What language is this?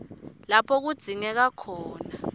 Swati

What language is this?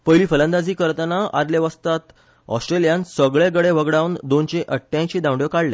Konkani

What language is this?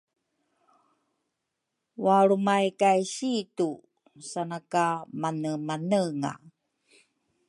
Rukai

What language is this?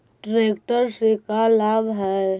Magahi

